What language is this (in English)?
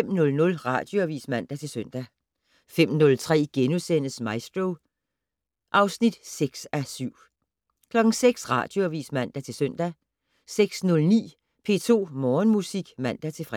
Danish